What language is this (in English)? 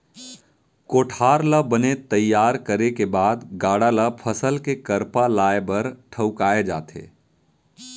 Chhattisgarhi